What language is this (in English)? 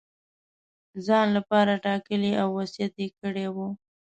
Pashto